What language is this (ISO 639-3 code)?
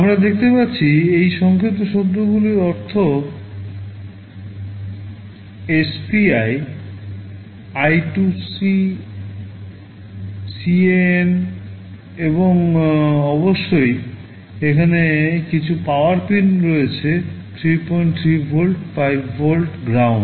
ben